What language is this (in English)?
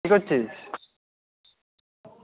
Bangla